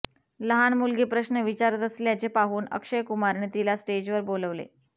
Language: Marathi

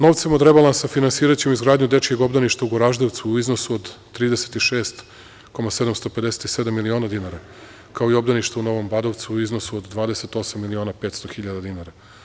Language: Serbian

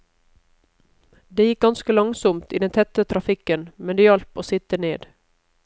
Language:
Norwegian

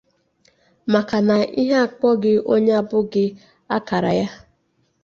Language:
Igbo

